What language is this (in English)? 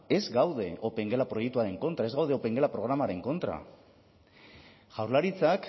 Basque